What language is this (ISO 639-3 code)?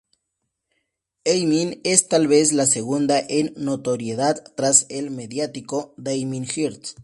spa